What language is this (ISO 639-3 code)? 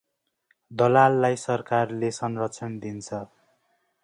nep